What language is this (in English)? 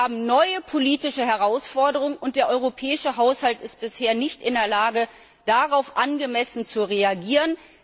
German